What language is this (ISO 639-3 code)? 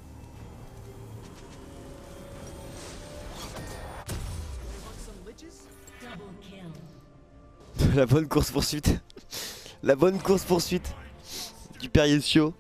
fra